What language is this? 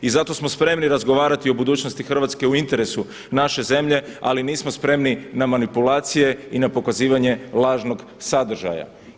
Croatian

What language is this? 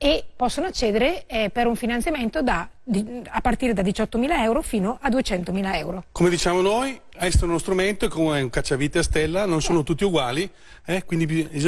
Italian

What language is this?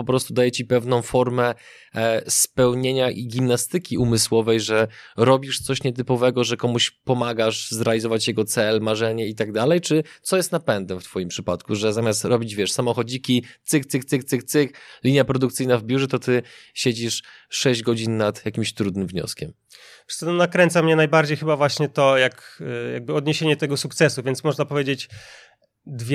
Polish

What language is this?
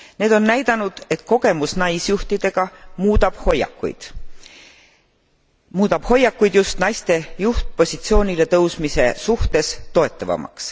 Estonian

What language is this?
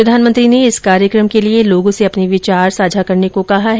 Hindi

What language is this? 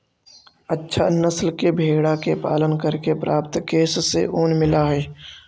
Magahi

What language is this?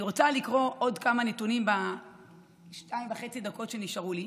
Hebrew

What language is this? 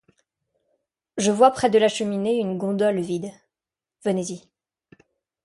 French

